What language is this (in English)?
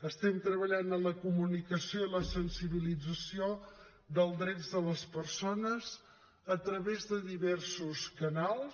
Catalan